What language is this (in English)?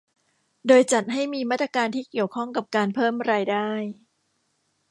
Thai